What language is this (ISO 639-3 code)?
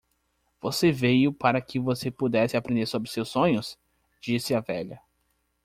por